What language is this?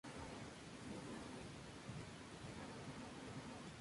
Spanish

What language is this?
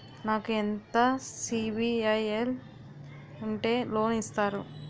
Telugu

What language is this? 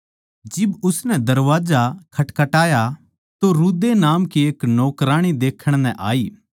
Haryanvi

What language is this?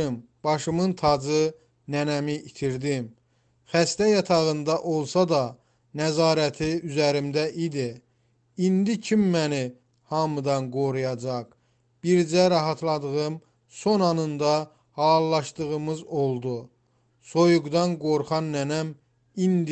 Turkish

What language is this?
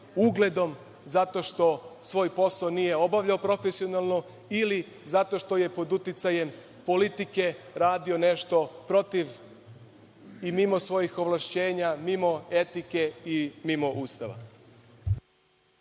Serbian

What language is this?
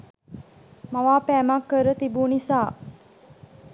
Sinhala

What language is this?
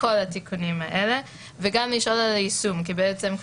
Hebrew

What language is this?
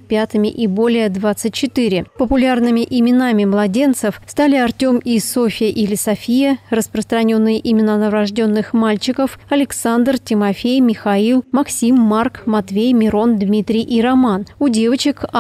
Russian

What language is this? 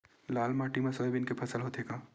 Chhattisgarhi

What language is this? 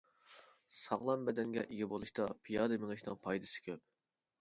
Uyghur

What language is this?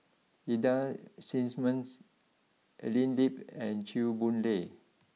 English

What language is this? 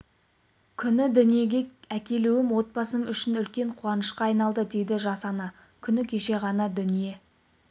Kazakh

